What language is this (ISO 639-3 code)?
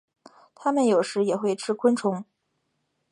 zho